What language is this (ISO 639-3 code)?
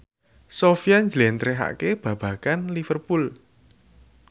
jav